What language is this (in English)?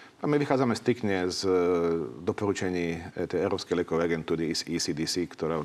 Slovak